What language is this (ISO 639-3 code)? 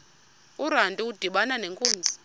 xho